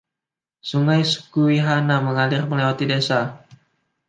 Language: Indonesian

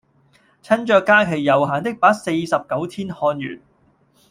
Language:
Cantonese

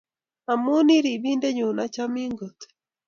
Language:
Kalenjin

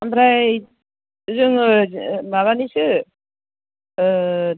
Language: Bodo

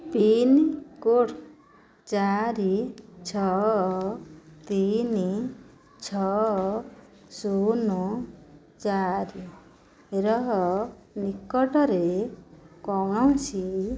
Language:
Odia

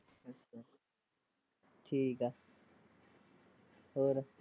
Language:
Punjabi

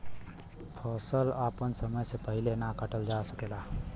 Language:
Bhojpuri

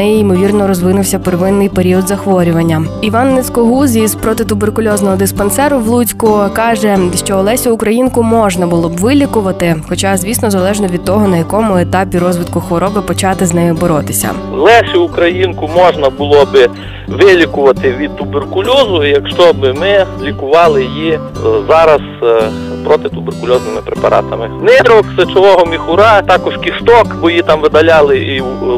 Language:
Ukrainian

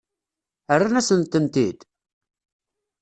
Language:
Kabyle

